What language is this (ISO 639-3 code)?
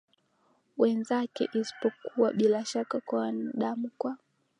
swa